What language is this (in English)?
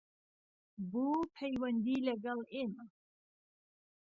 Central Kurdish